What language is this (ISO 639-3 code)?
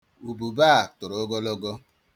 ibo